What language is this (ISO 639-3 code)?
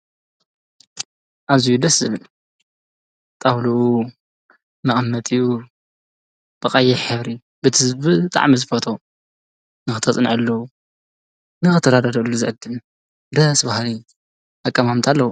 tir